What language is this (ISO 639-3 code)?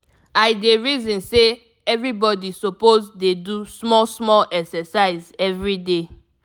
pcm